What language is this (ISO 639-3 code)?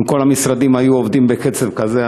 heb